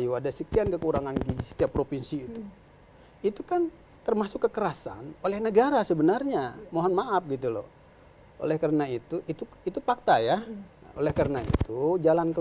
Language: Indonesian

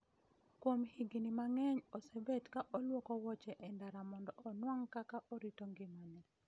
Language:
Luo (Kenya and Tanzania)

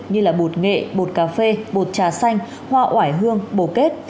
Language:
Vietnamese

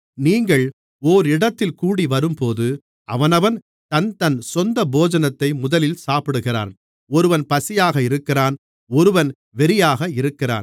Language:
Tamil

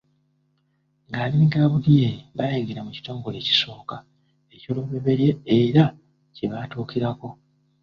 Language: Ganda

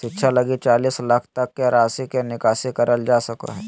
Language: Magahi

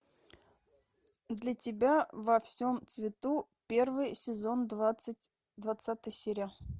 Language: Russian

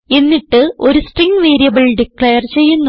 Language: Malayalam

